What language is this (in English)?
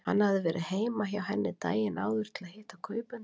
Icelandic